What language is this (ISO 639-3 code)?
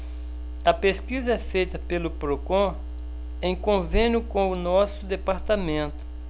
por